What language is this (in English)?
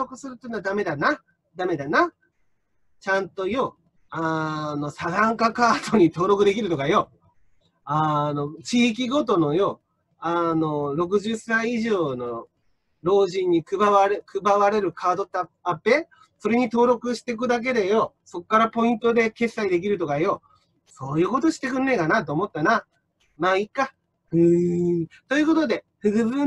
Japanese